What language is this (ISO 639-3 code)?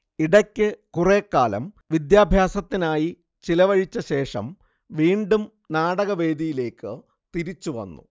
mal